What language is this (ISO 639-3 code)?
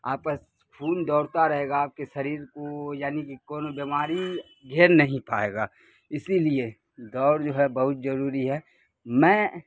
urd